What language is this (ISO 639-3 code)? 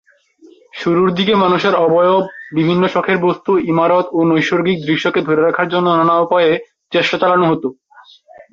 ben